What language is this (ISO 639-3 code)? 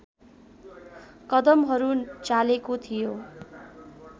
nep